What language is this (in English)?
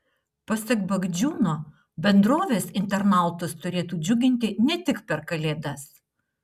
Lithuanian